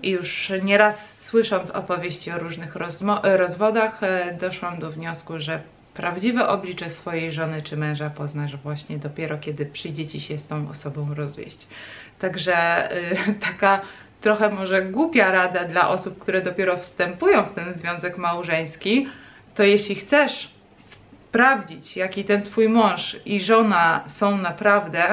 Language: Polish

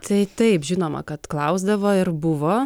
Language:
Lithuanian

